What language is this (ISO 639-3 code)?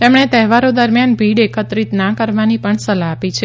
guj